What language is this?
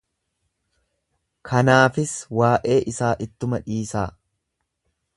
Oromo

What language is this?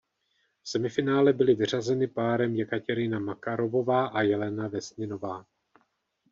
Czech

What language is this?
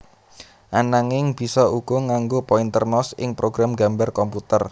Javanese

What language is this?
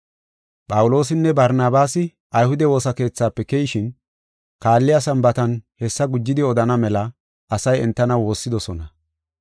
Gofa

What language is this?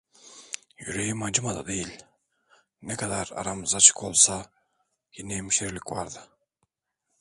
Turkish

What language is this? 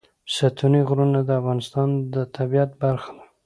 Pashto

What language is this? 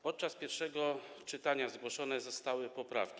Polish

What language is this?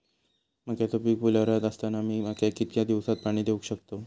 Marathi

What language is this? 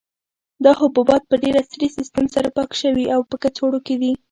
Pashto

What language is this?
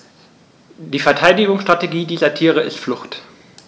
German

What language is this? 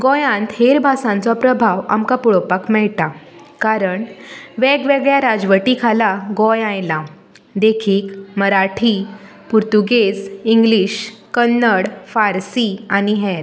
Konkani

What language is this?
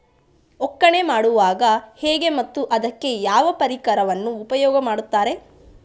Kannada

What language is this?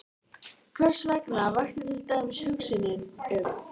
Icelandic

